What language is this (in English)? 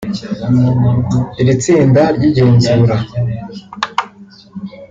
Kinyarwanda